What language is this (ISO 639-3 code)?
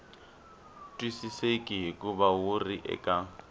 tso